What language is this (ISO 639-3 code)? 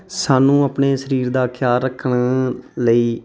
pan